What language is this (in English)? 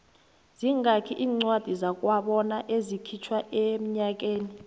South Ndebele